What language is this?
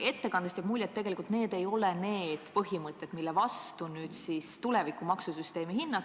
Estonian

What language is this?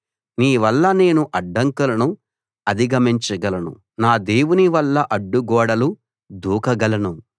Telugu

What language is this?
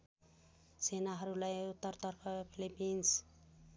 Nepali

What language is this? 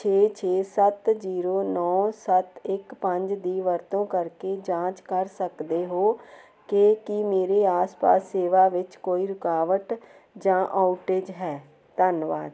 Punjabi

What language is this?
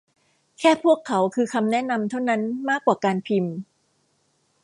Thai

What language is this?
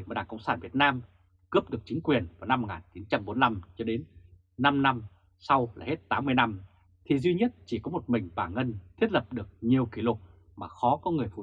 Vietnamese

